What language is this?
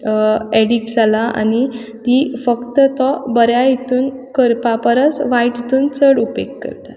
Konkani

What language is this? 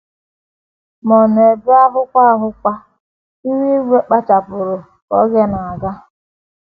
Igbo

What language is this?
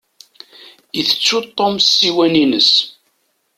Kabyle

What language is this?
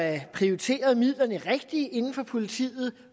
Danish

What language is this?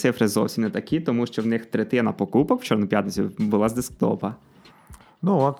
Ukrainian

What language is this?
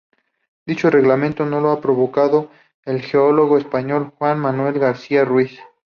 Spanish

